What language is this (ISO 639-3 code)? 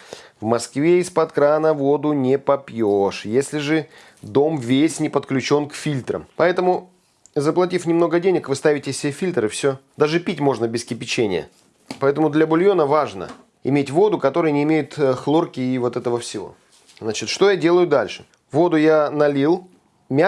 rus